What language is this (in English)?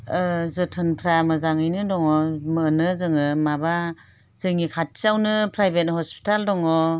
Bodo